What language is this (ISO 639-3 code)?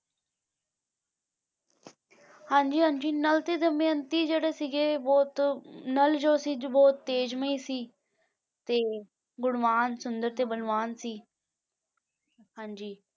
pan